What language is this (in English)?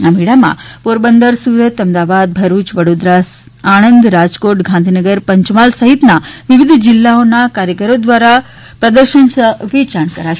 Gujarati